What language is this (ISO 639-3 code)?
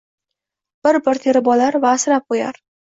uzb